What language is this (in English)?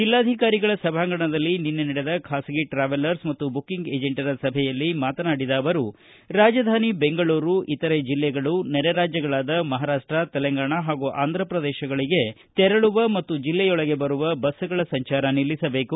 Kannada